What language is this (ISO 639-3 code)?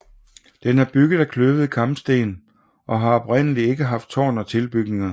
dan